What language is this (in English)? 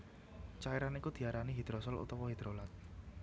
Javanese